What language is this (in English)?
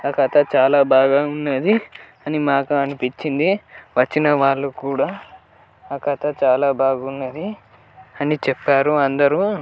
Telugu